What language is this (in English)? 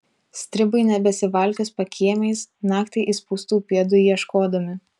Lithuanian